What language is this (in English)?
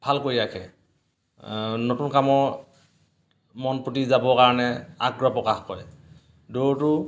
Assamese